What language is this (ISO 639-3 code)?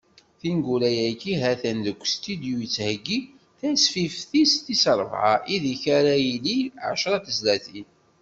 kab